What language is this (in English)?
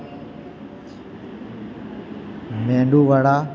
Gujarati